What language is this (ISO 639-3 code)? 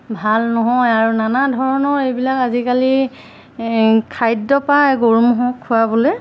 asm